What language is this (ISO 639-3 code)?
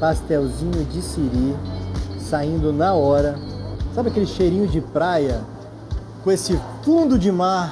por